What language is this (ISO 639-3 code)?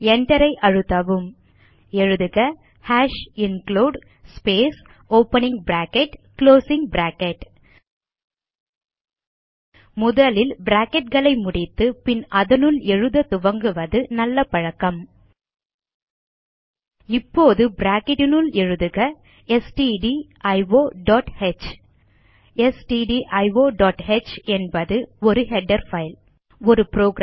tam